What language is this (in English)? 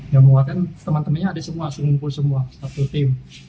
Indonesian